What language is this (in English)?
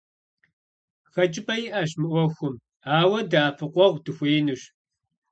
Kabardian